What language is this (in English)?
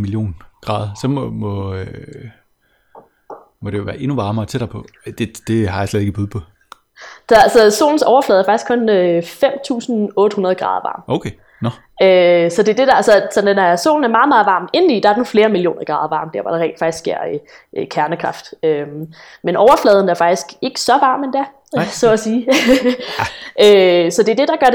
Danish